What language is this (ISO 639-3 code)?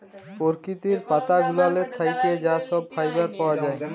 ben